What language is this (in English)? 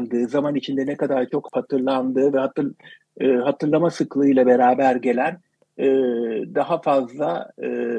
Turkish